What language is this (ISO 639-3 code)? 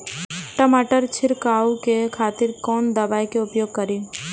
mai